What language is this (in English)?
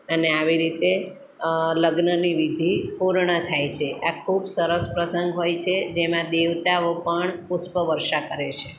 Gujarati